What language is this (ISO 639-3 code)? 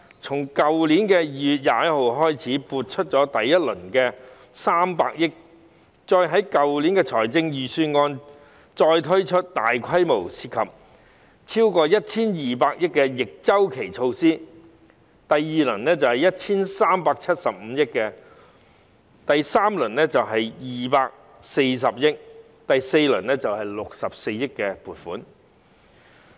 yue